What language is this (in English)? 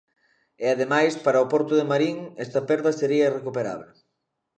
Galician